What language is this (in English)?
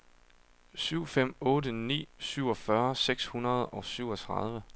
Danish